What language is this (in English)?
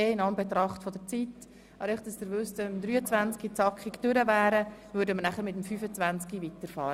Swiss German